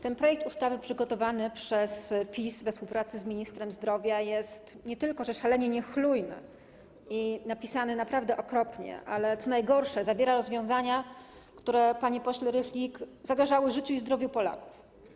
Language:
Polish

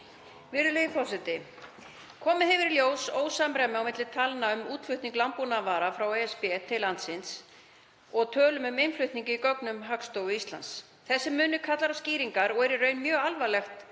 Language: Icelandic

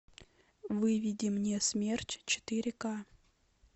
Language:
Russian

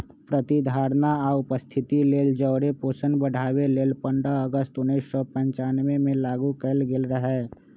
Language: Magahi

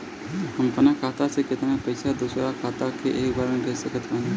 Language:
Bhojpuri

